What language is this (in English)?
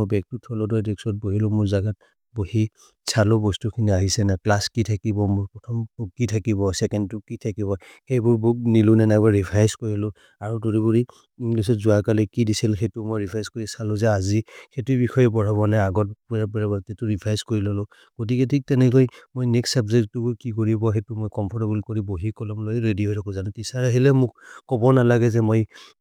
Maria (India)